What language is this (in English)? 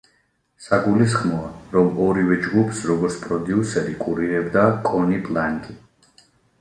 Georgian